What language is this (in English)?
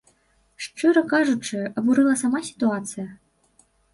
Belarusian